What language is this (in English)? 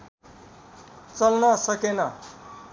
Nepali